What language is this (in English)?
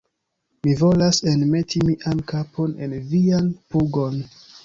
Esperanto